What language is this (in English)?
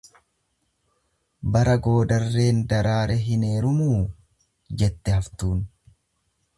Oromo